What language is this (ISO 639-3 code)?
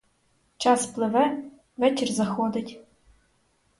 ukr